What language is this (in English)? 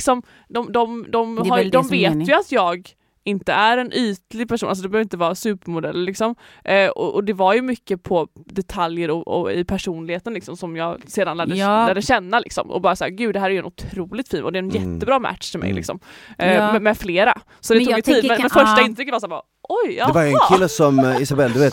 Swedish